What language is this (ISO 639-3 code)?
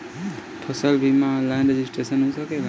bho